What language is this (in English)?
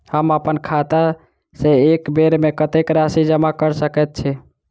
Maithili